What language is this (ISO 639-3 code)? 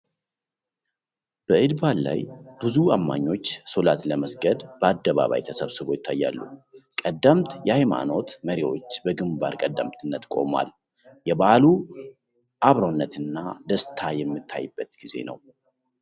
amh